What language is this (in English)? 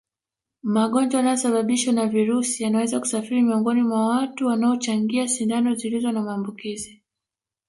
Swahili